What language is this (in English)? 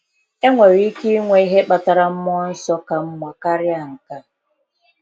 Igbo